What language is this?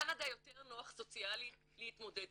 Hebrew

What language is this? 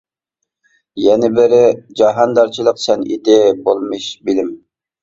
Uyghur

